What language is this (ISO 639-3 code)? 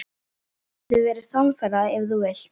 isl